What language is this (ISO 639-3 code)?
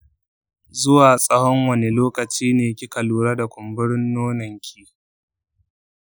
hau